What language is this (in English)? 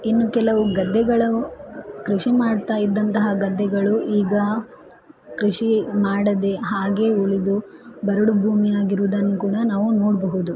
Kannada